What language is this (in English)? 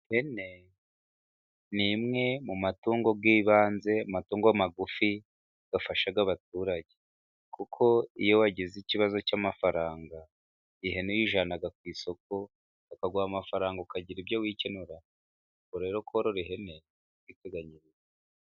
Kinyarwanda